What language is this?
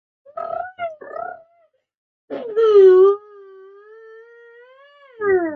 Bangla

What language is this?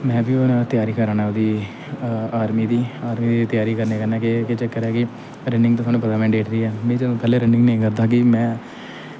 Dogri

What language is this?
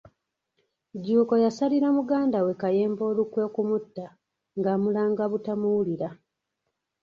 Ganda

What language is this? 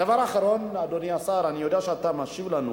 Hebrew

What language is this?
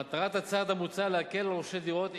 Hebrew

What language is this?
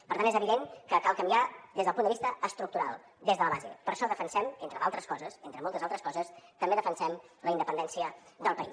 Catalan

